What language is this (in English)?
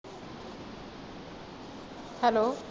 Punjabi